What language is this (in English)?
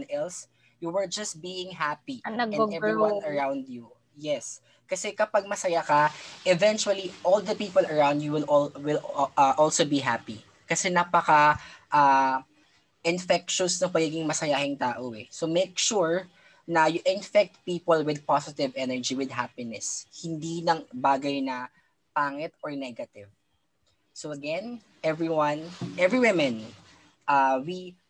Filipino